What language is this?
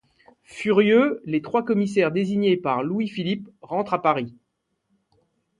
French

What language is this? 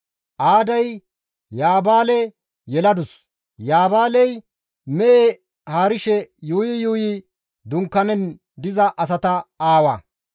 Gamo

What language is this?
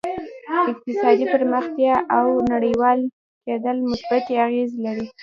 Pashto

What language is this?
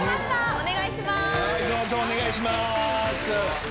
Japanese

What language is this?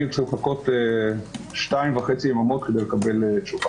Hebrew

